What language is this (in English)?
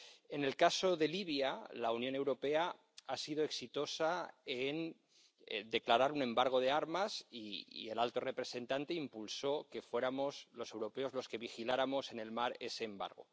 Spanish